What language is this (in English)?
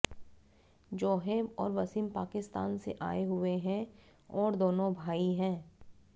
Hindi